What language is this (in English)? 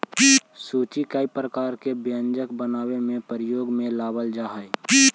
Magahi